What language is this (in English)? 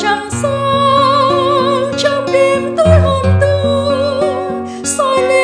Vietnamese